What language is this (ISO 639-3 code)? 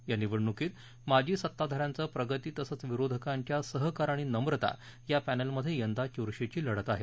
mar